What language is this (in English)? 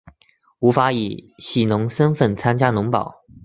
Chinese